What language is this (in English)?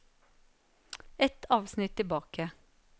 Norwegian